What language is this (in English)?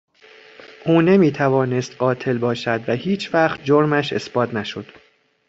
Persian